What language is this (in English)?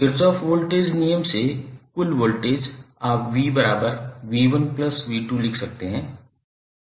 Hindi